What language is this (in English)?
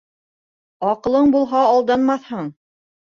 Bashkir